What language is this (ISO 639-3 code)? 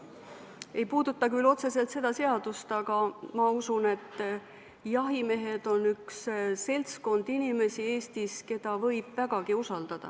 est